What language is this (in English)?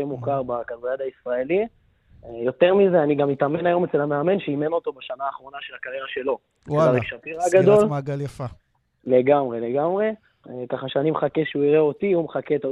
Hebrew